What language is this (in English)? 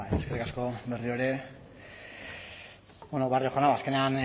Basque